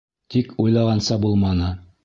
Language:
Bashkir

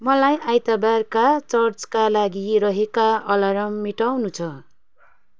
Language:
Nepali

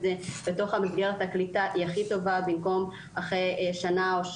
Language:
Hebrew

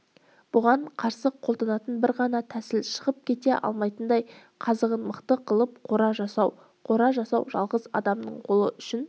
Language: Kazakh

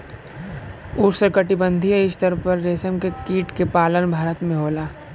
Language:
Bhojpuri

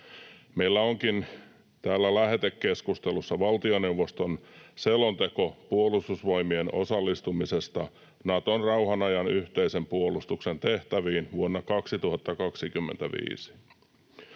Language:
Finnish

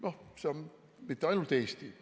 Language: Estonian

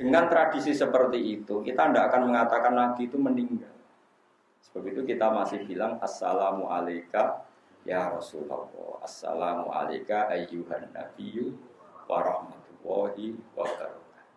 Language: Indonesian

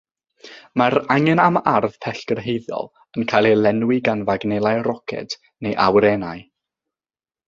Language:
Welsh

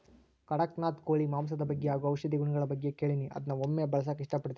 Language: Kannada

